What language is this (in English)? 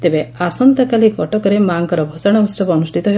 Odia